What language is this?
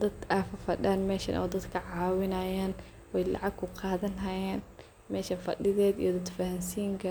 Somali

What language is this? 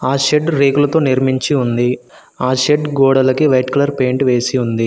Telugu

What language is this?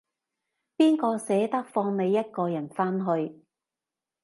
Cantonese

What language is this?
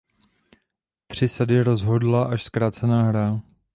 Czech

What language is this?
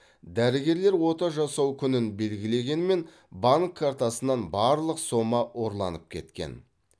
Kazakh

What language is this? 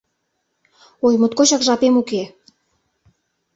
Mari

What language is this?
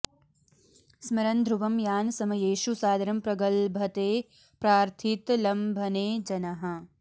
Sanskrit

